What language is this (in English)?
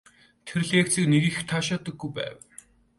Mongolian